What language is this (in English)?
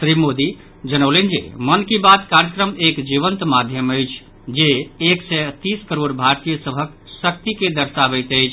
Maithili